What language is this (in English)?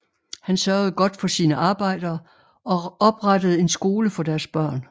Danish